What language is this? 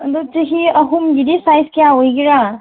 Manipuri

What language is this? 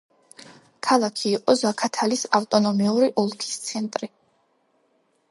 Georgian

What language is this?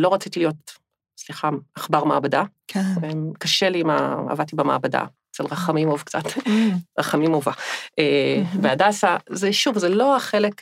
Hebrew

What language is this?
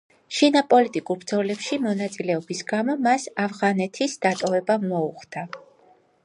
Georgian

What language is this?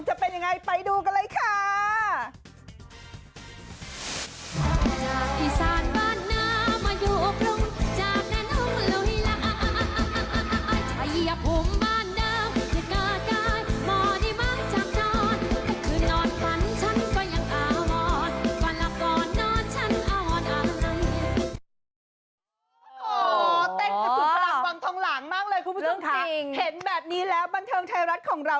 Thai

